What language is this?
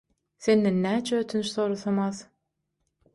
Turkmen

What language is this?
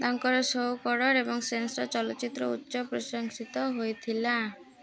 Odia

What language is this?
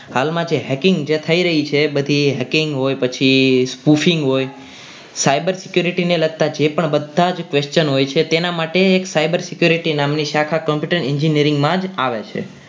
Gujarati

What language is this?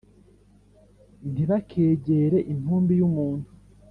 Kinyarwanda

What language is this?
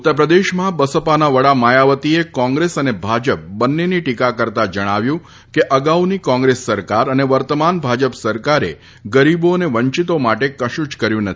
Gujarati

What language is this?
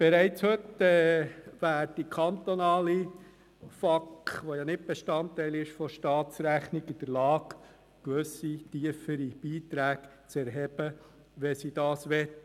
Swiss German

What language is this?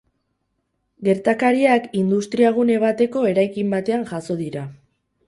Basque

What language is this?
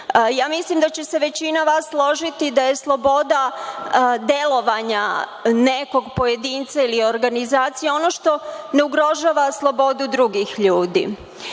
Serbian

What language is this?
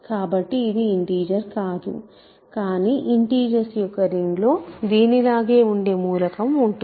Telugu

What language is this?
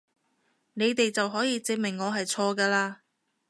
Cantonese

